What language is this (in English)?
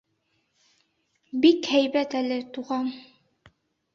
Bashkir